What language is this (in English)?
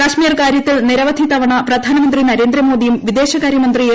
Malayalam